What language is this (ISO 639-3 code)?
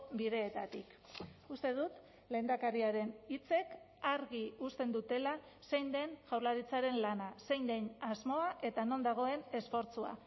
eus